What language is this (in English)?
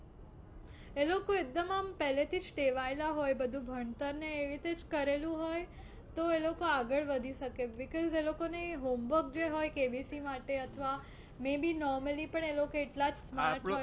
Gujarati